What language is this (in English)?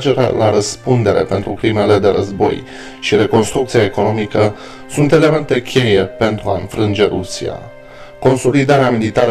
Romanian